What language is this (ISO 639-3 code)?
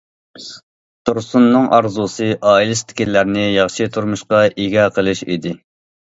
uig